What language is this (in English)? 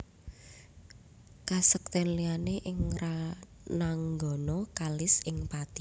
Javanese